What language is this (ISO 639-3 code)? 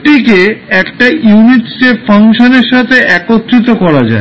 ben